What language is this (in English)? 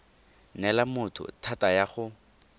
Tswana